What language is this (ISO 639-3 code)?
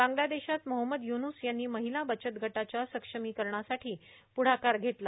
mar